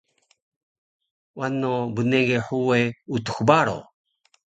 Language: Taroko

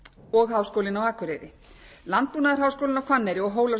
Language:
Icelandic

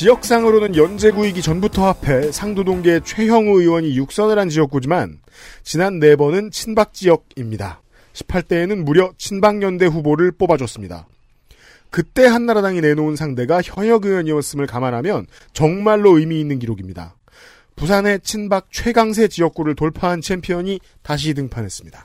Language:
Korean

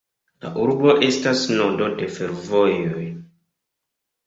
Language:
Esperanto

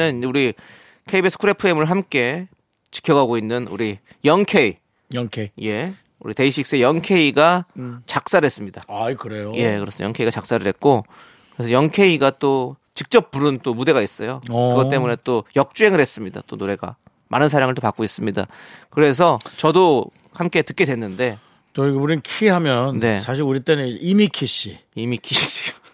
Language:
Korean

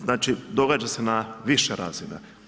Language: Croatian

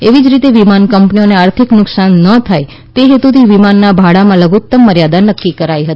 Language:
Gujarati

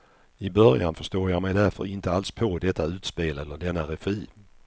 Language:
Swedish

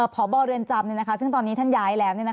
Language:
Thai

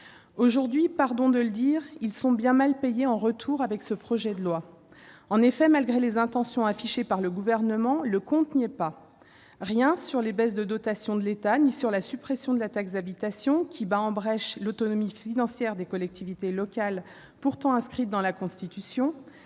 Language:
French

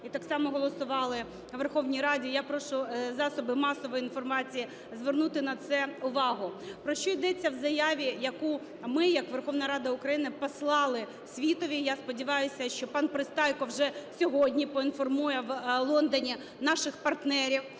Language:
Ukrainian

